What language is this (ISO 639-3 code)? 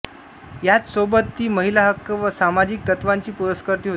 mar